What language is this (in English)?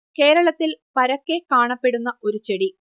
Malayalam